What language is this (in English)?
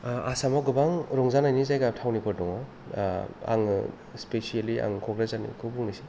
Bodo